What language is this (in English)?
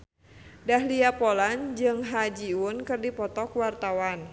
Sundanese